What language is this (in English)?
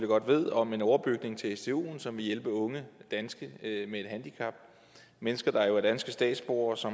Danish